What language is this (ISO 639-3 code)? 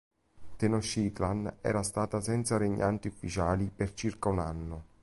ita